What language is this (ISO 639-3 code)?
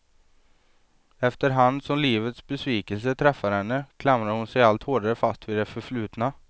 swe